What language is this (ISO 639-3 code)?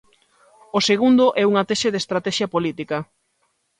glg